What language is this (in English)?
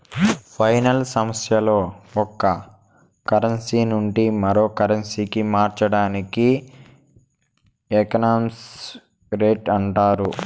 Telugu